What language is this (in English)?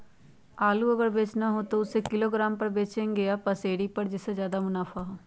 Magahi